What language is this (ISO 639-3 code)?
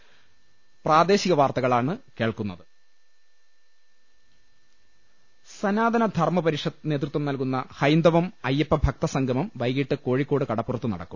mal